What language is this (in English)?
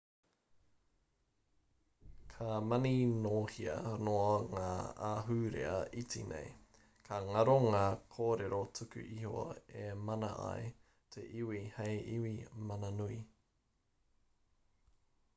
Māori